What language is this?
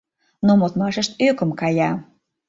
Mari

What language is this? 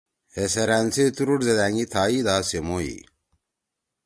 Torwali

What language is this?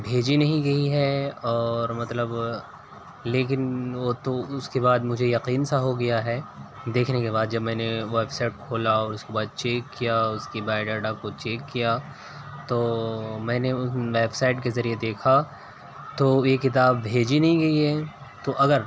Urdu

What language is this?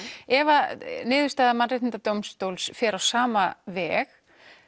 Icelandic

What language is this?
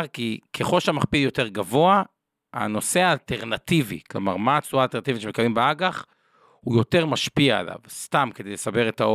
Hebrew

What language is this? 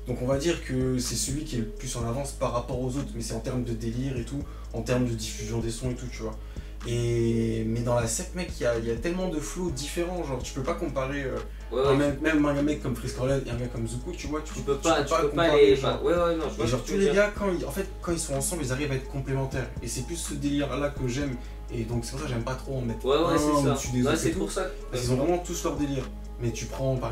French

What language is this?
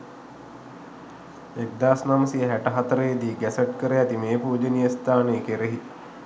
Sinhala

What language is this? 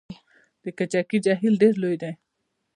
Pashto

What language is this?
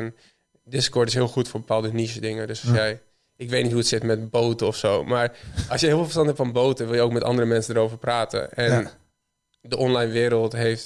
Dutch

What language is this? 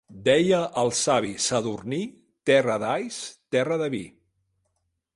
Catalan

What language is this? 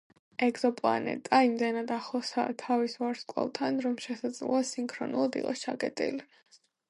Georgian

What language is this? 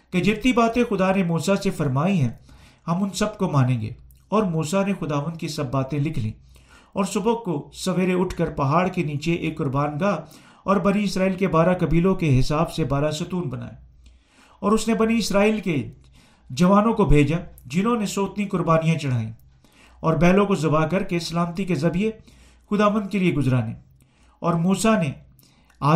Urdu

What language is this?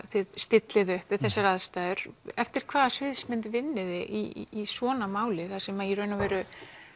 Icelandic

